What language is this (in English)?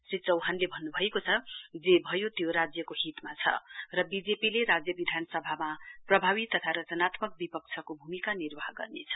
Nepali